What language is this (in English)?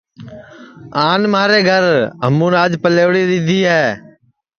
Sansi